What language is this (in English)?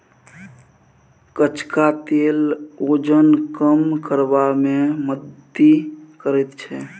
Maithili